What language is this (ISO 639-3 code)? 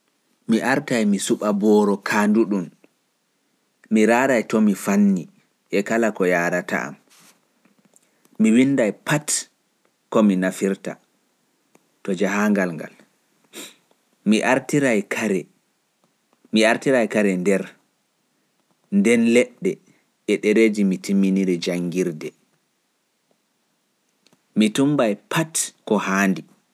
fuf